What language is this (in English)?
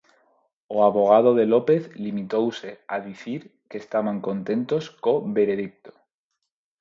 Galician